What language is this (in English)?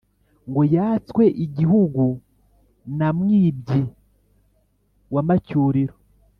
Kinyarwanda